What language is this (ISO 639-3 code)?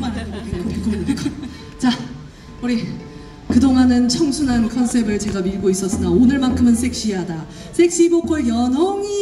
kor